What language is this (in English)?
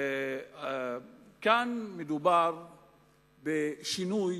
Hebrew